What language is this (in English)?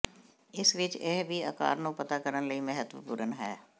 Punjabi